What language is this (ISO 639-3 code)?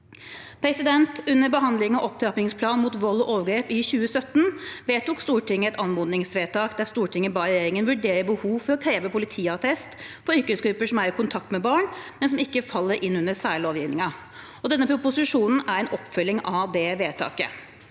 nor